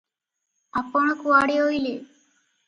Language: Odia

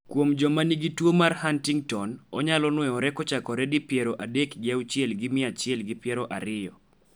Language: Luo (Kenya and Tanzania)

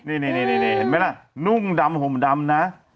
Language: Thai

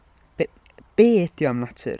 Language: Welsh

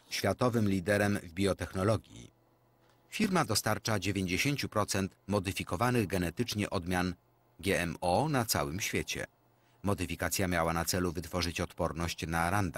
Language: Polish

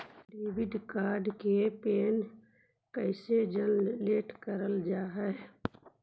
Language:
Magahi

